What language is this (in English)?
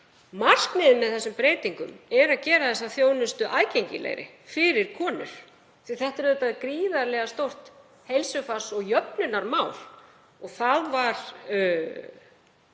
Icelandic